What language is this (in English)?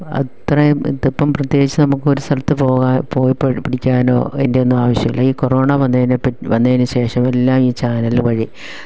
Malayalam